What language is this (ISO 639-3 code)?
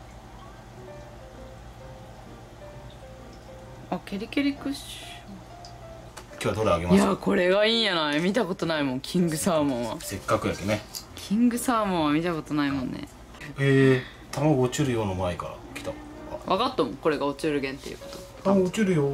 jpn